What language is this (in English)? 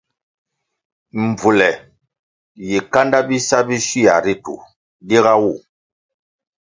Kwasio